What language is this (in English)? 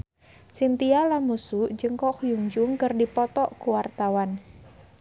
Sundanese